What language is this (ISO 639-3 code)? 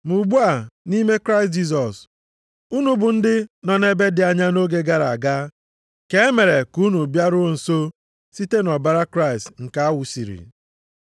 ibo